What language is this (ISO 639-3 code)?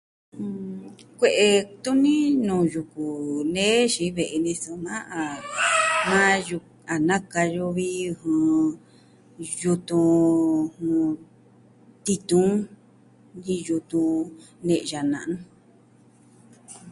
meh